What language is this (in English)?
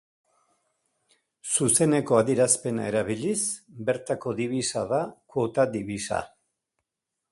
Basque